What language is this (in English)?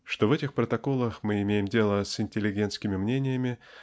Russian